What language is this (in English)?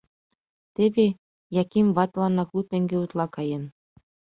Mari